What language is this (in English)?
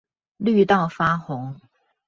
Chinese